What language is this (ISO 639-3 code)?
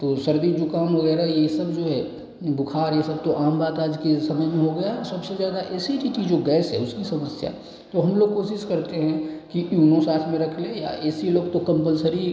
hin